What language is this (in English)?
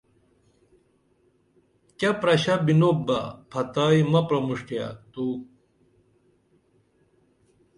Dameli